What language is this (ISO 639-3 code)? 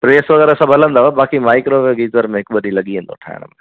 snd